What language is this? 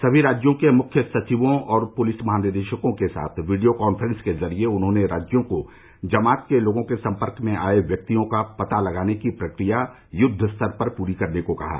Hindi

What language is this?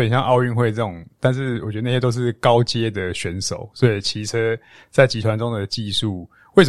Chinese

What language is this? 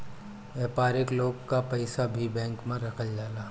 Bhojpuri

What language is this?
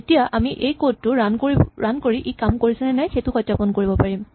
Assamese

